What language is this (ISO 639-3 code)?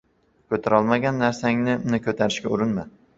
uzb